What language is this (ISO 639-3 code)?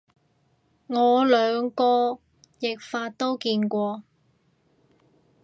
yue